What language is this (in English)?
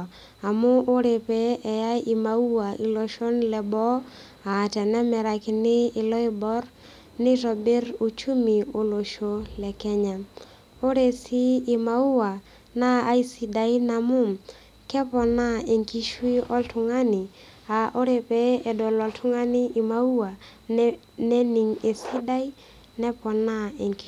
Masai